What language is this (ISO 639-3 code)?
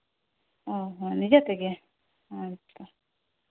sat